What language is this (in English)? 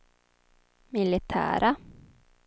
Swedish